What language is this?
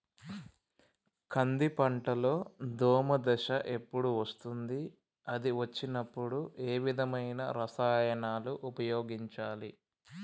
Telugu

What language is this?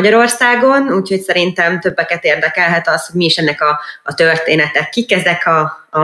Hungarian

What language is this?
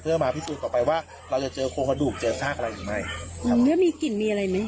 Thai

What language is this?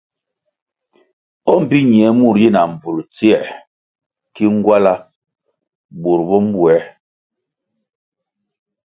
Kwasio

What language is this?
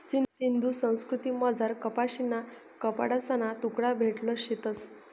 Marathi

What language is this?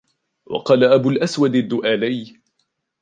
Arabic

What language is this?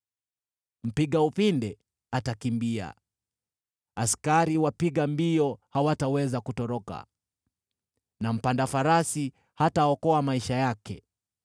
Swahili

